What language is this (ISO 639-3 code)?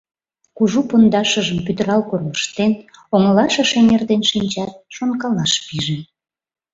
chm